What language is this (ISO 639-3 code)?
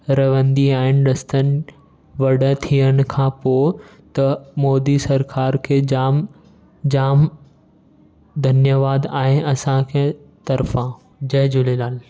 snd